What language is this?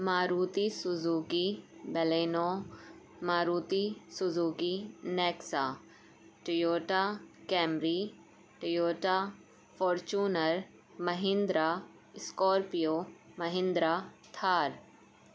Urdu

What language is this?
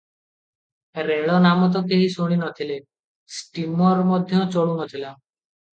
Odia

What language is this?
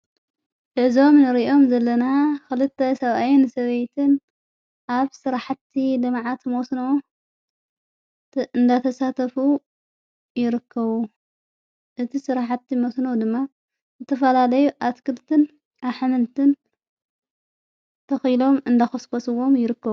Tigrinya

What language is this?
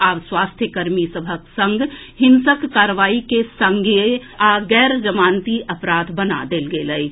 Maithili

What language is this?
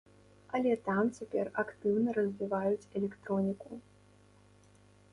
Belarusian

